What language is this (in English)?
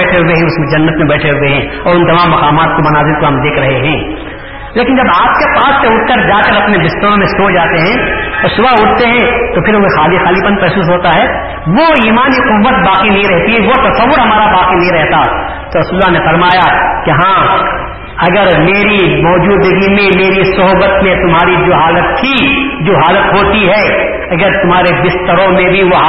Urdu